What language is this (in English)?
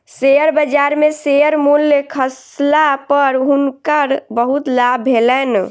Maithili